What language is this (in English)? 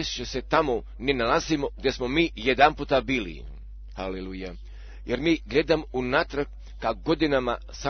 Croatian